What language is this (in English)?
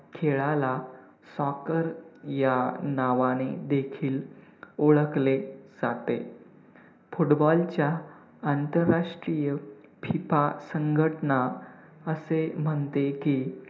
Marathi